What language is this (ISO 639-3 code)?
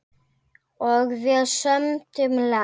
isl